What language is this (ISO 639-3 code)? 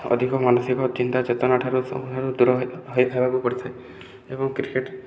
ori